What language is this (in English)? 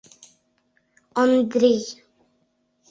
Mari